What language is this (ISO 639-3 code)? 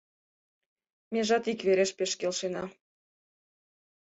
chm